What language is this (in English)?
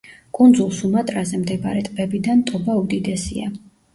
Georgian